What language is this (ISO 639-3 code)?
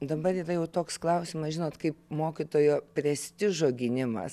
lit